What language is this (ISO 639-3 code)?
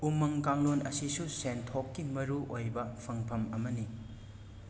mni